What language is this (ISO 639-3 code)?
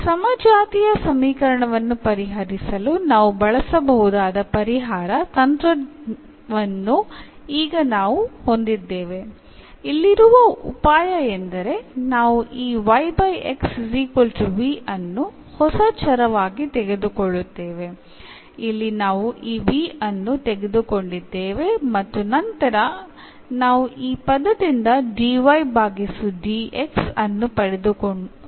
mal